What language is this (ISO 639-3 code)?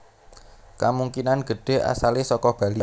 jav